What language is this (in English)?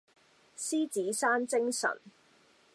Cantonese